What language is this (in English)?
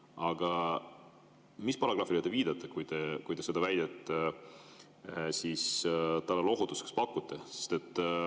Estonian